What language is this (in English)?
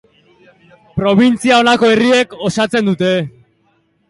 Basque